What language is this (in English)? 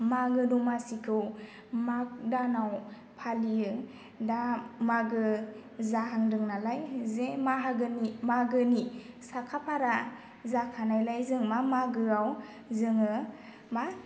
Bodo